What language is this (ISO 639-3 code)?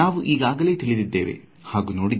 kan